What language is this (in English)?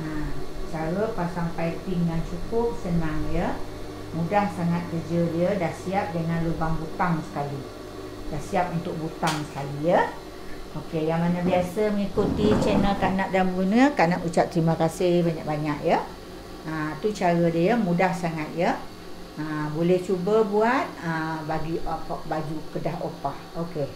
Malay